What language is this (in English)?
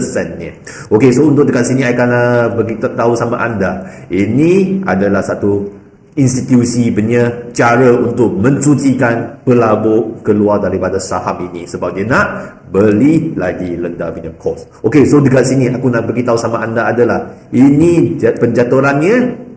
Malay